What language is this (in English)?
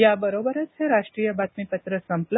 Marathi